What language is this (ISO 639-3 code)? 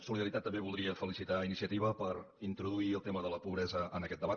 cat